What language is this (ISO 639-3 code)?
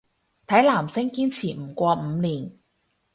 yue